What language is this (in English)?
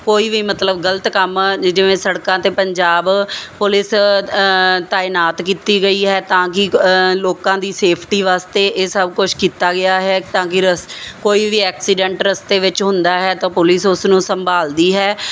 Punjabi